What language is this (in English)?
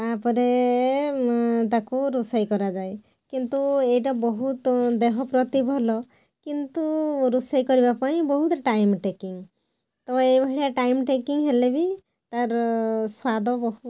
Odia